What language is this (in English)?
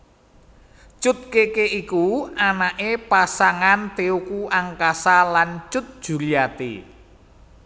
Javanese